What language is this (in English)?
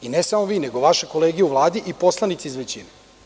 Serbian